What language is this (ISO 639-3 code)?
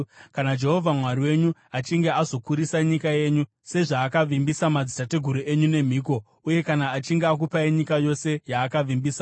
sna